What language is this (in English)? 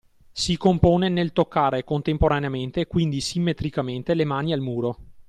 Italian